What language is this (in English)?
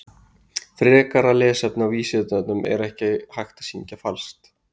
Icelandic